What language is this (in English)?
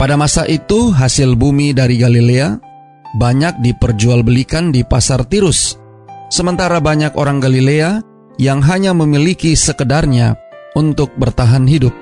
Indonesian